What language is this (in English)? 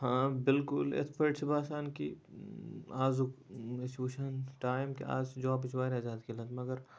Kashmiri